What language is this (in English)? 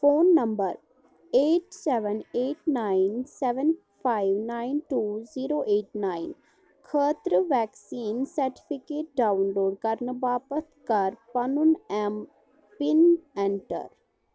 Kashmiri